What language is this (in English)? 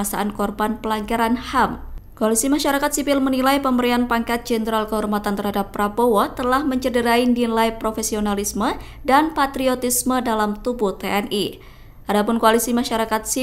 Indonesian